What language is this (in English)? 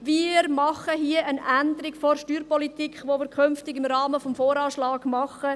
Swiss German